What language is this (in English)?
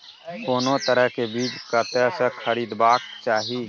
Maithili